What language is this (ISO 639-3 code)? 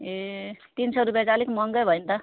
nep